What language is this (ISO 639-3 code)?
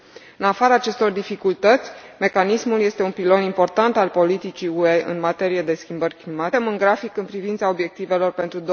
ron